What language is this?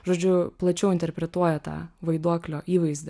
Lithuanian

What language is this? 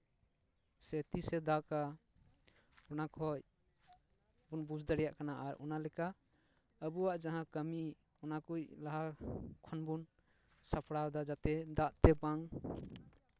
Santali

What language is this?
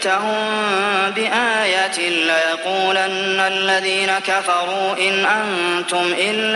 Arabic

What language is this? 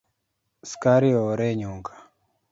Luo (Kenya and Tanzania)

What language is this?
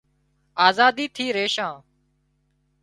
Wadiyara Koli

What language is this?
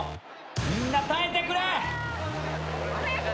Japanese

